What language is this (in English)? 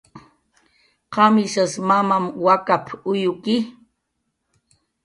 Jaqaru